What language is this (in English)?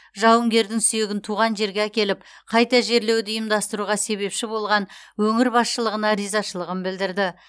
Kazakh